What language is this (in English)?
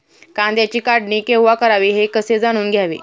Marathi